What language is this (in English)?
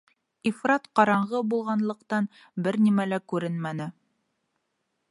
Bashkir